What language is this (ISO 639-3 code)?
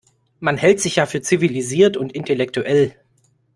deu